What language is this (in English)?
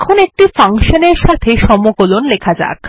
Bangla